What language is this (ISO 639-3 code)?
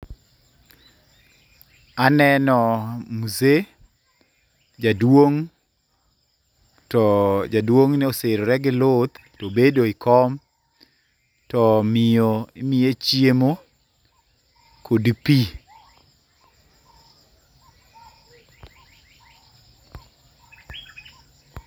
luo